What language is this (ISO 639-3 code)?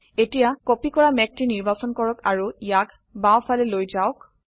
asm